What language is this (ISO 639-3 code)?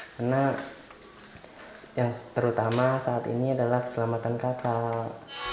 ind